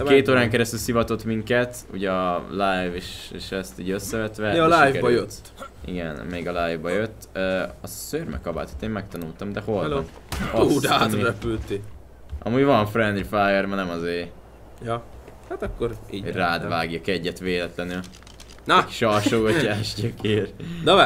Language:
Hungarian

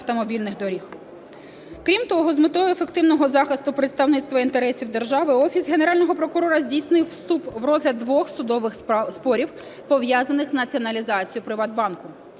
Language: Ukrainian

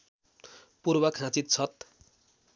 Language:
Nepali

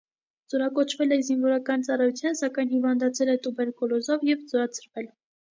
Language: Armenian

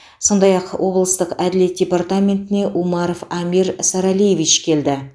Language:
Kazakh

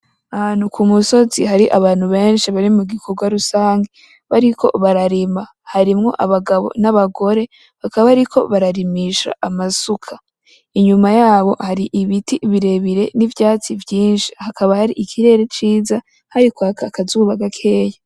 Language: Rundi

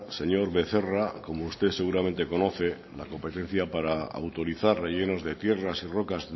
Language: Spanish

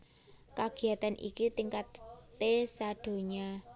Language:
Javanese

